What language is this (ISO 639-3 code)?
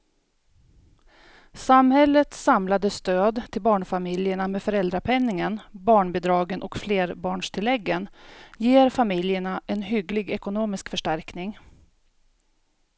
swe